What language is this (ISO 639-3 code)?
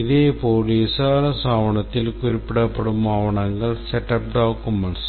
tam